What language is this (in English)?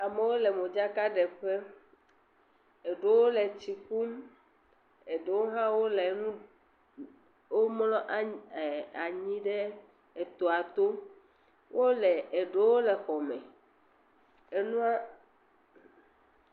Ewe